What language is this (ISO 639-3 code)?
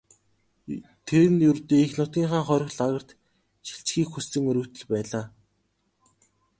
mon